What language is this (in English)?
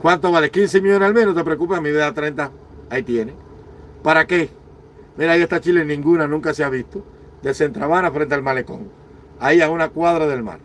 Spanish